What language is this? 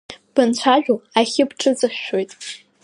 Abkhazian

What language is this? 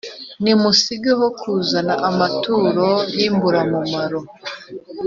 Kinyarwanda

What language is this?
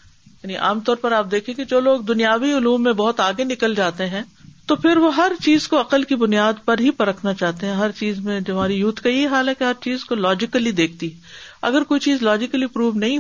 Urdu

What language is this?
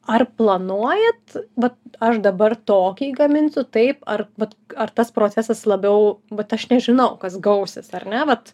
Lithuanian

